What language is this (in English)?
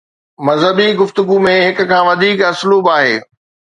Sindhi